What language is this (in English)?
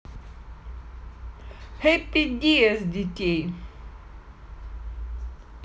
Russian